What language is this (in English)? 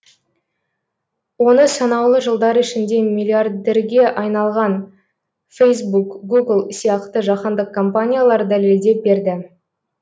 Kazakh